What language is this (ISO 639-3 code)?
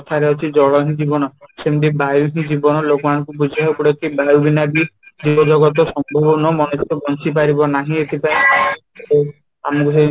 ori